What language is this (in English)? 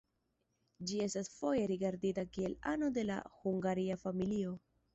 Esperanto